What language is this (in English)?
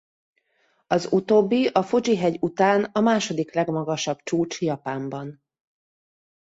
Hungarian